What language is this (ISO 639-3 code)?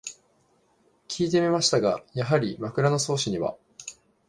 jpn